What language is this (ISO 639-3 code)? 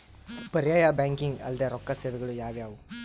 kan